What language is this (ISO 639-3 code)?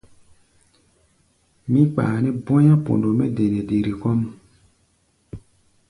gba